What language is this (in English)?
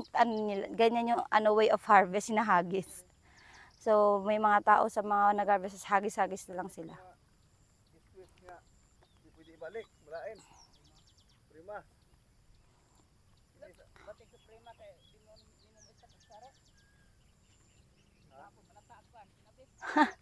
Filipino